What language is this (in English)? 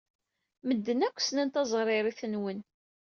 Kabyle